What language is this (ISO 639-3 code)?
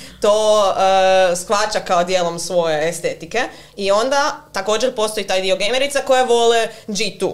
hrv